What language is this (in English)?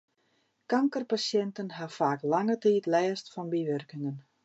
Western Frisian